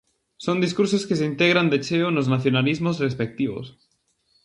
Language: Galician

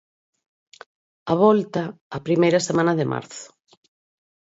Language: Galician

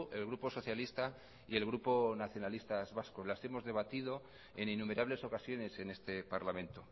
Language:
Spanish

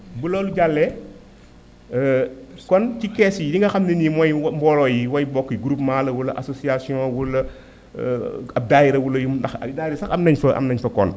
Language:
Wolof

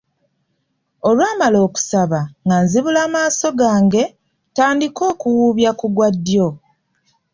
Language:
Ganda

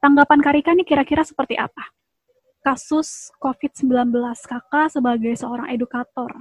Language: Indonesian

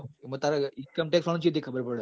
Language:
Gujarati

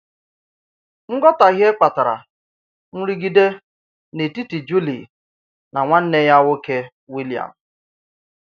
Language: Igbo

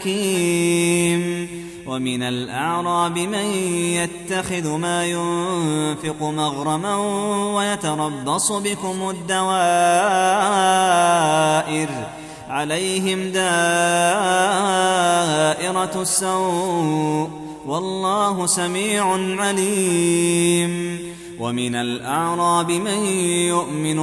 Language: Arabic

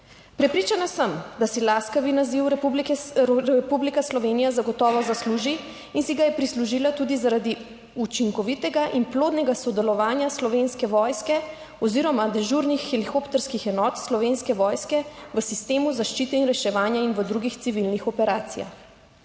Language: Slovenian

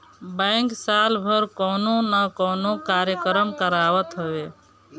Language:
Bhojpuri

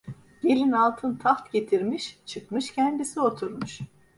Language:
Turkish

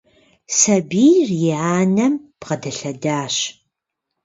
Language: Kabardian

